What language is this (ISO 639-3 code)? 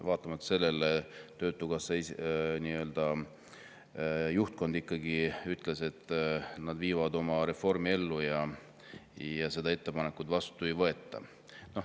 est